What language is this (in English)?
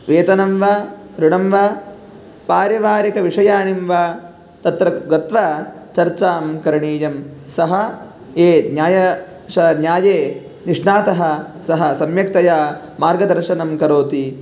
Sanskrit